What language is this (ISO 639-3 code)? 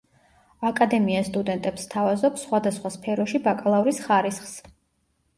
kat